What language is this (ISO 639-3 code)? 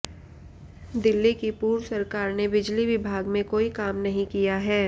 hin